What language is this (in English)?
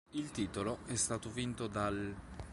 Italian